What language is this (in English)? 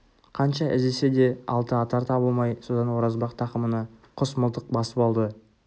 Kazakh